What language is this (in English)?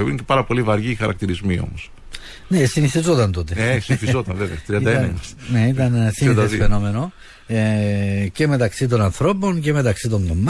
Greek